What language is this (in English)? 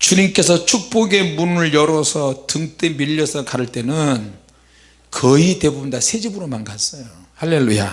Korean